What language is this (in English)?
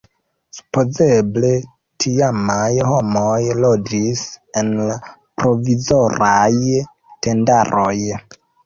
Esperanto